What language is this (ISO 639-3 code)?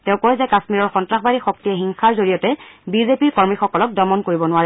asm